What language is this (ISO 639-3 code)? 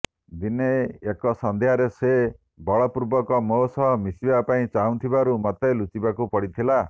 ori